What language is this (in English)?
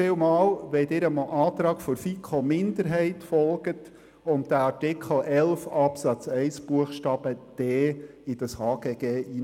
Swiss German